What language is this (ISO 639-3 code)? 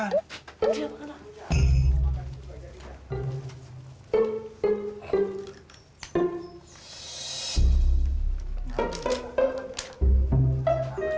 ind